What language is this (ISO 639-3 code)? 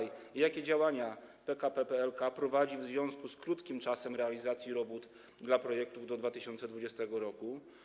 pol